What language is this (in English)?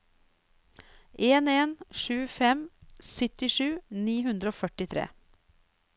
Norwegian